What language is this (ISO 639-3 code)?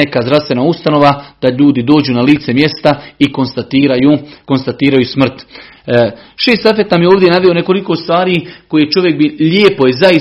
hrv